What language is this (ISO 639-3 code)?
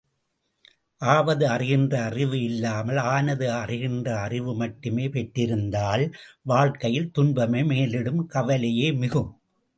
tam